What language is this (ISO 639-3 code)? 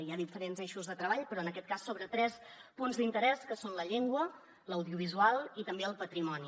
cat